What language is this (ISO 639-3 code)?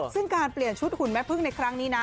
tha